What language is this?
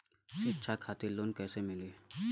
Bhojpuri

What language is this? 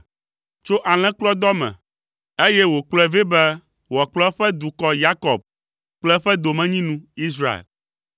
Ewe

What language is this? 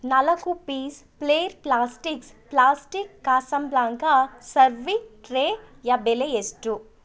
Kannada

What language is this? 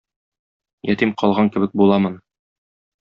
Tatar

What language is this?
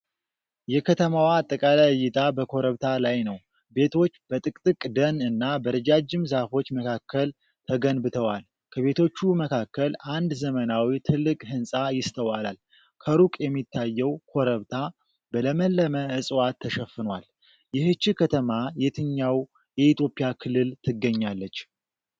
Amharic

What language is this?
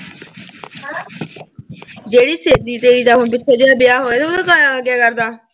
Punjabi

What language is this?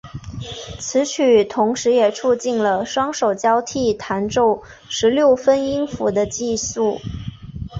Chinese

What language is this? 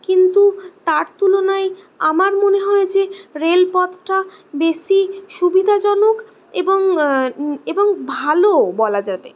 Bangla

